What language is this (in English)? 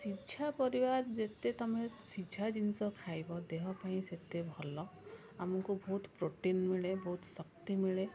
Odia